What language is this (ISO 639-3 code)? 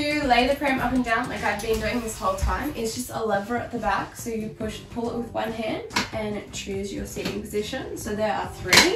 eng